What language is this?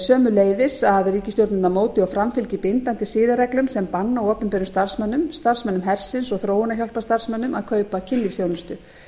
Icelandic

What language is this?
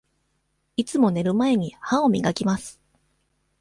Japanese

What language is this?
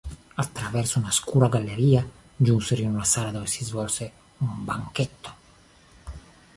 Italian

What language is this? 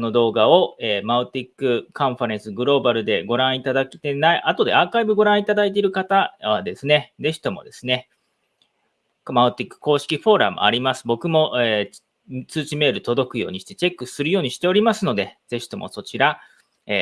Japanese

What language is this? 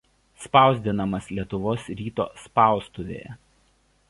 Lithuanian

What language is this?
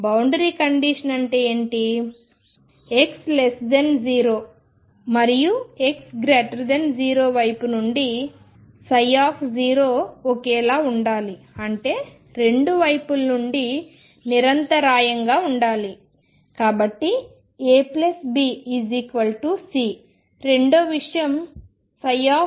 Telugu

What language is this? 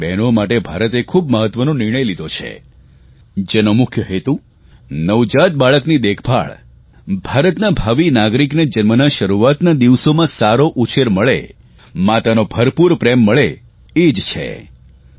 Gujarati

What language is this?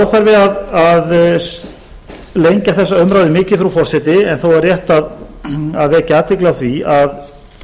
Icelandic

